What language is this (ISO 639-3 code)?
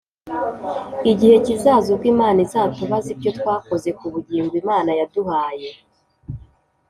kin